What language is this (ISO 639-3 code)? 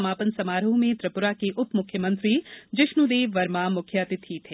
hin